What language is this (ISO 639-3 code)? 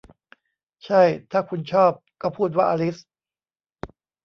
tha